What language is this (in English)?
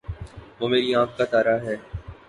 Urdu